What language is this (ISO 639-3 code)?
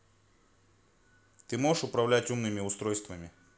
rus